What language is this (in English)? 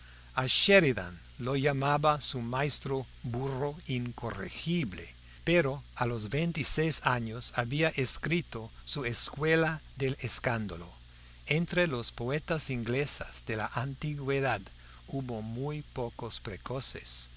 Spanish